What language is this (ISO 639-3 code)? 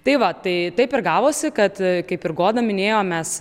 lit